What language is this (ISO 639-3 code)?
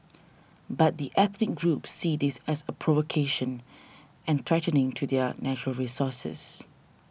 eng